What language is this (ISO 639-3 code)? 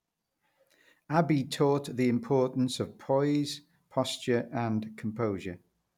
eng